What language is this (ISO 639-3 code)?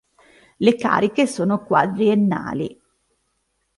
ita